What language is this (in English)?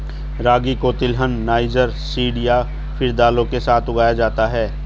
Hindi